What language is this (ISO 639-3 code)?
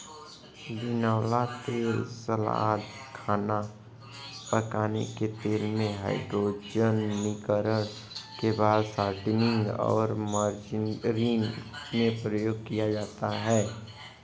hin